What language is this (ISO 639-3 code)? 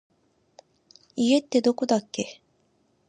jpn